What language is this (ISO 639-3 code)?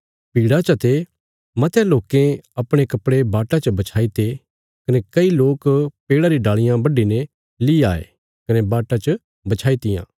kfs